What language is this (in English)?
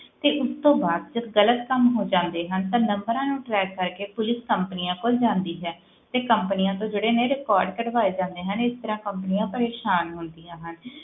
Punjabi